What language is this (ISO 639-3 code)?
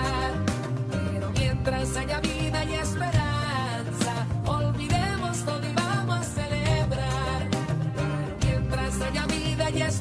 ind